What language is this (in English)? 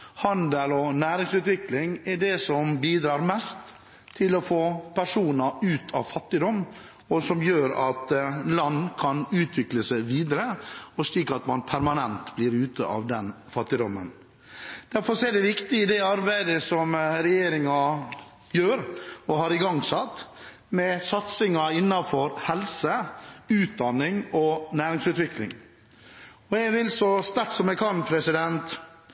Norwegian Bokmål